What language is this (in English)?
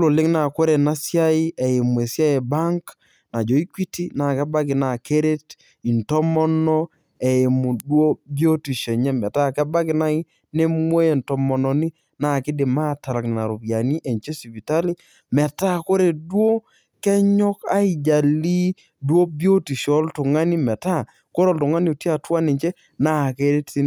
Masai